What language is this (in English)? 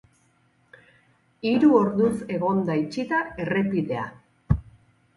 Basque